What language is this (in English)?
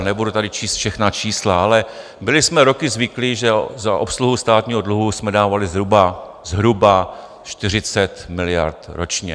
Czech